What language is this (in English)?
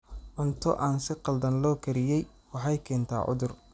Somali